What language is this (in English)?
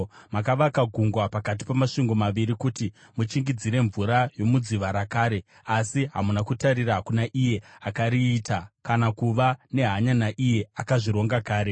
Shona